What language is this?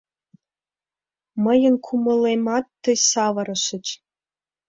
Mari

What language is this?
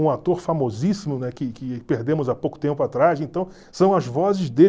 Portuguese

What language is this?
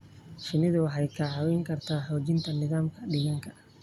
Somali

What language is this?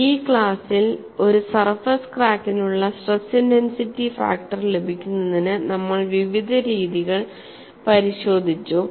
Malayalam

